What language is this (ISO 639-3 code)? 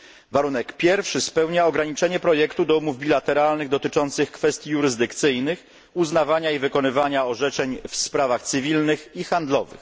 pol